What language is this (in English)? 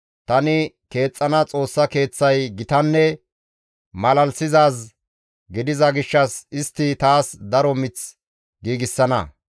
Gamo